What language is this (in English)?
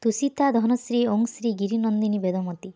Odia